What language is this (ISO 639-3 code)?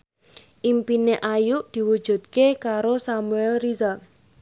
jav